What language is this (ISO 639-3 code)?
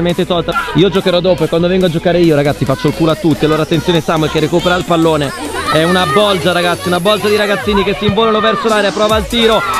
ita